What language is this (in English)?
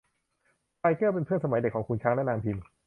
Thai